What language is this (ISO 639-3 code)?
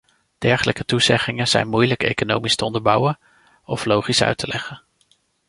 nld